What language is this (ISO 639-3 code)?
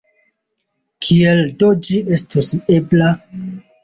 epo